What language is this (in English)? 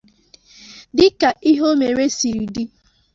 Igbo